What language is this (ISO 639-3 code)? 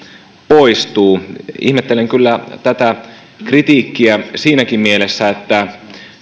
fin